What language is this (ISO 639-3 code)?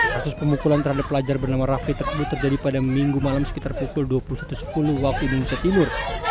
ind